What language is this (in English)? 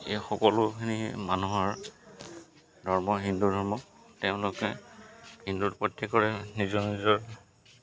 Assamese